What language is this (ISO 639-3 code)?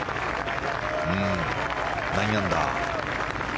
jpn